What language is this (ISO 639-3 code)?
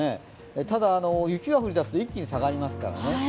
jpn